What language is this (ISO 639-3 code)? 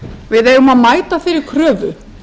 isl